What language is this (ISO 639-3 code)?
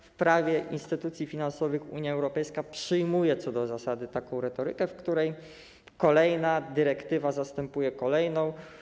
pol